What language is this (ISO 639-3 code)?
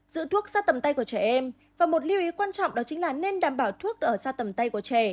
vie